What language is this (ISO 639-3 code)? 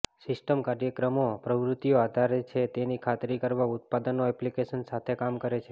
guj